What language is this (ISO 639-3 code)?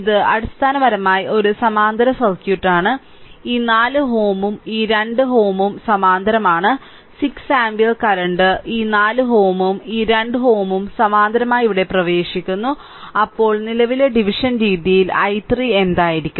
mal